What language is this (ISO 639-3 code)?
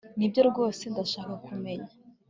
kin